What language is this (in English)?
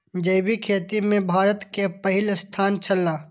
Maithili